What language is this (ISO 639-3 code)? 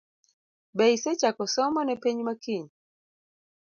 luo